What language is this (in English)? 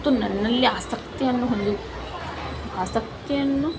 Kannada